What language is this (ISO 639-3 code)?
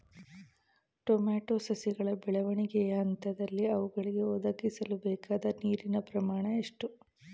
kan